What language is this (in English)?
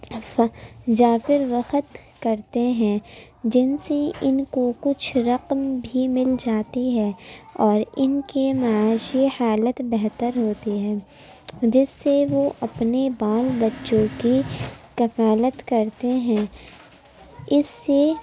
Urdu